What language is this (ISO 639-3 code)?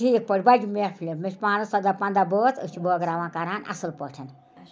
kas